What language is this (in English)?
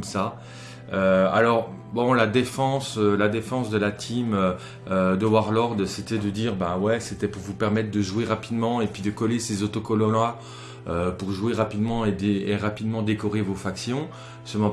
French